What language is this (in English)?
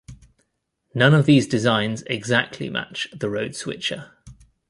English